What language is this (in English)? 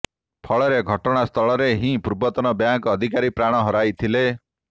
Odia